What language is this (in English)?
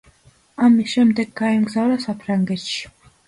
Georgian